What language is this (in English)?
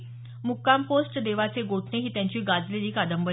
Marathi